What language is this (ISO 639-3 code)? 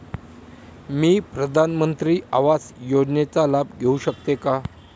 mar